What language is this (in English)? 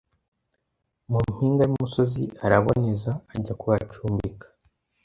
Kinyarwanda